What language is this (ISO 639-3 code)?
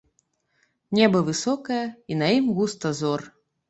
bel